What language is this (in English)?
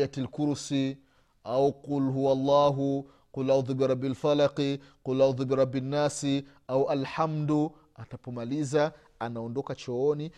Swahili